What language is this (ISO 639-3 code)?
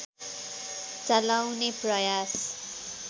nep